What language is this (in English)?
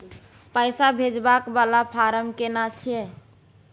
Maithili